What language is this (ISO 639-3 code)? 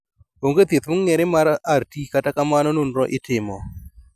luo